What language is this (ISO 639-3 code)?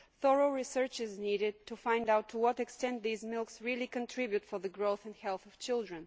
eng